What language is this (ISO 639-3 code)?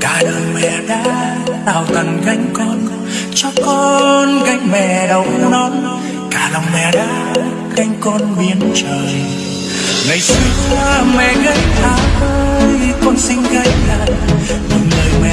vie